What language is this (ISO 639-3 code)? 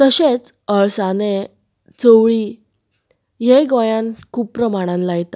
kok